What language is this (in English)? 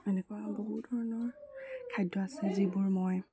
Assamese